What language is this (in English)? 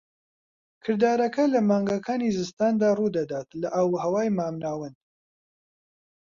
Central Kurdish